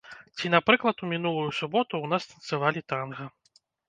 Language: Belarusian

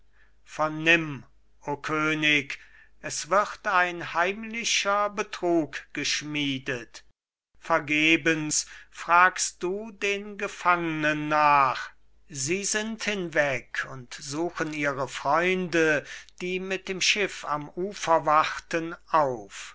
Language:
German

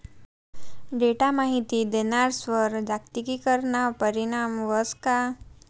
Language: Marathi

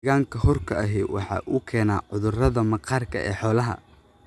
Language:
Somali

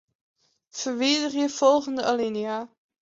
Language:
Western Frisian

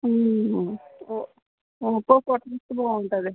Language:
Telugu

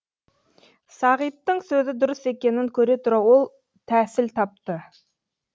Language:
Kazakh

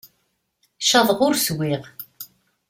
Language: Kabyle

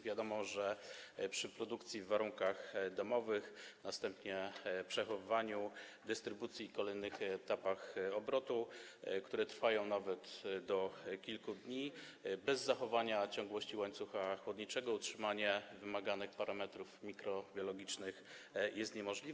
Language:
Polish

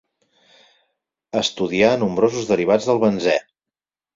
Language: Catalan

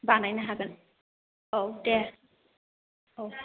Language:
Bodo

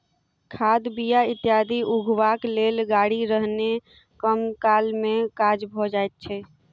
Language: Maithili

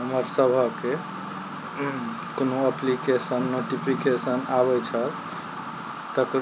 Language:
Maithili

